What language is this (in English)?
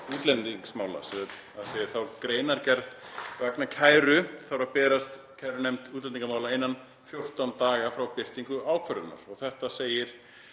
Icelandic